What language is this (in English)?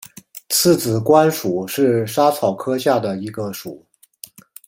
Chinese